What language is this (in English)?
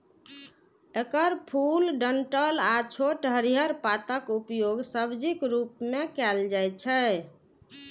Maithili